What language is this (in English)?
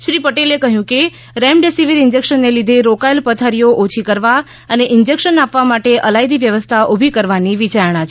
Gujarati